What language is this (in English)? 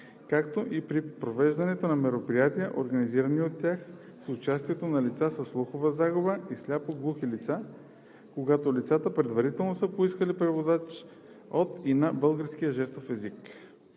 Bulgarian